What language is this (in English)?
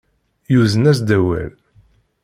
Kabyle